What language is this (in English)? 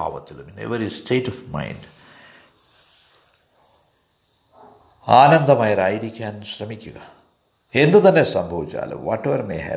Malayalam